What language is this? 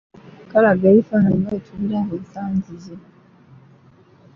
Ganda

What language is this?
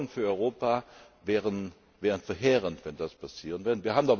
German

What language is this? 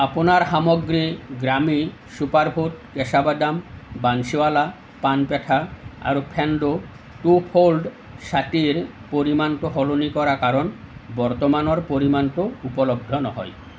Assamese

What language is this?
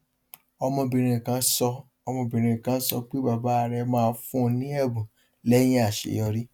Yoruba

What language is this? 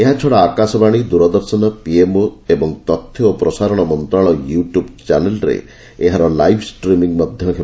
Odia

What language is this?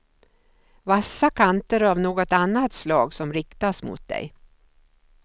Swedish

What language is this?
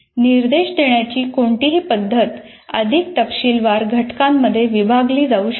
Marathi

